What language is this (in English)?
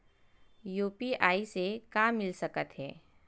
Chhattisgarhi